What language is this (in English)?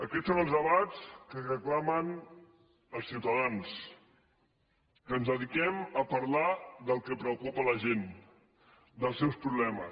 Catalan